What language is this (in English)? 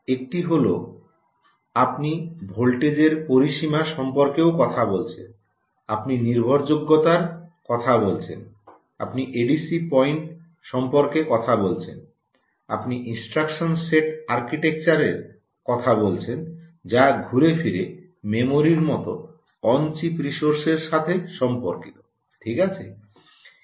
Bangla